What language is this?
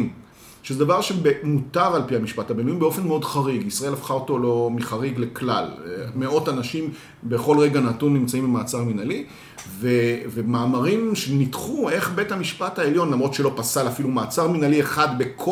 Hebrew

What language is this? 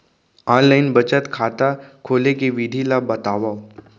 Chhattisgarhi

